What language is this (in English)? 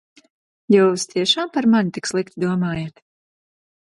Latvian